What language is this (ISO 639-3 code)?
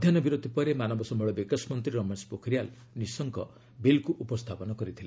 ori